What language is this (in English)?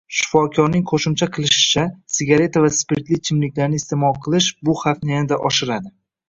Uzbek